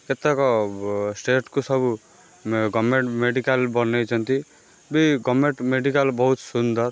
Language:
Odia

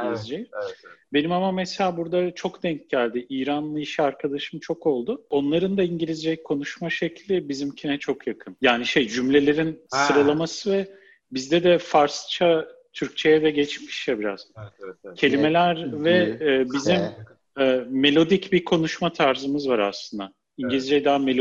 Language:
Turkish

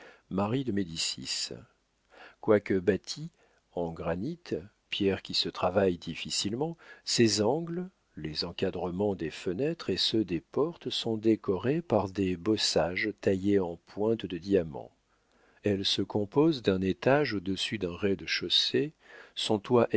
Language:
French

